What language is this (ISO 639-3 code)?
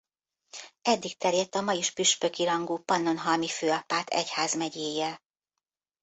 hun